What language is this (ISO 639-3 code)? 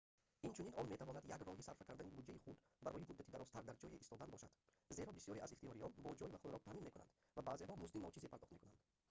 tgk